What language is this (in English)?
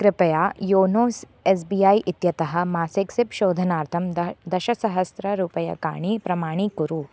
Sanskrit